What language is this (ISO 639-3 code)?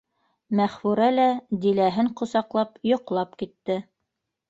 bak